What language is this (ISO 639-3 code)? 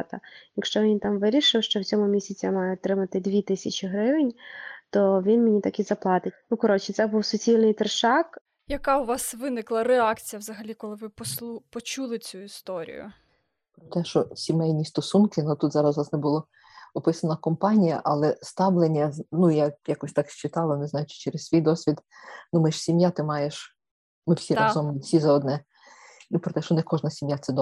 ukr